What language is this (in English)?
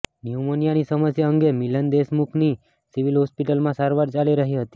Gujarati